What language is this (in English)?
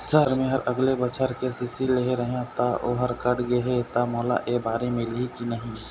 Chhattisgarhi